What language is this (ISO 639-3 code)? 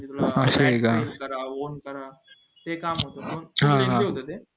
mar